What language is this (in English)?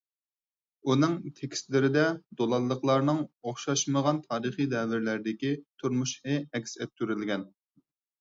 Uyghur